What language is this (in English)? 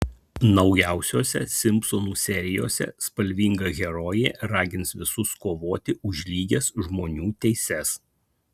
Lithuanian